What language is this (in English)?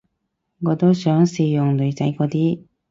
Cantonese